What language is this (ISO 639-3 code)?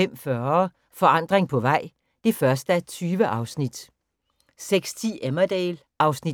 dan